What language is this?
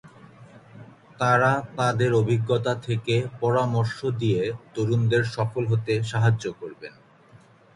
Bangla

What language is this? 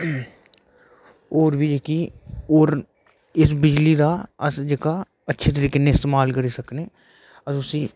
Dogri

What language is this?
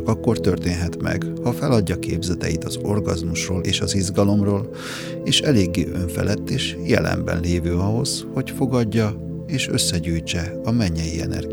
Hungarian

